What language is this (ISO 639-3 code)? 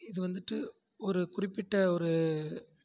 tam